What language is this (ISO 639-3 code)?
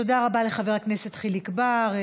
heb